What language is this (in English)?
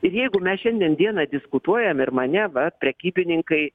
Lithuanian